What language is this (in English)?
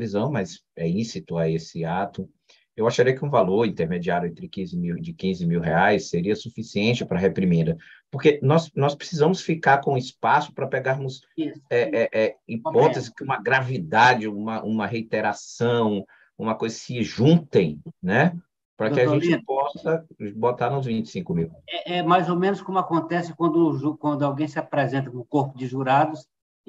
Portuguese